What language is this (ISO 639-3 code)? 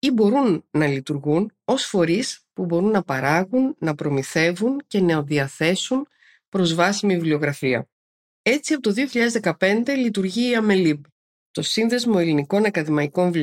ell